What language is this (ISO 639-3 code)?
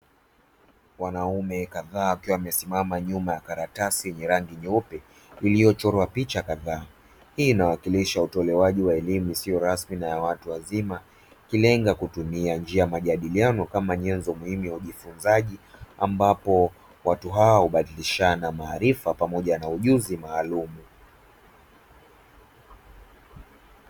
swa